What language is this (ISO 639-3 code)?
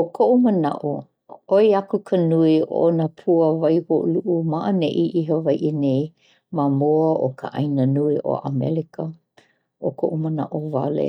haw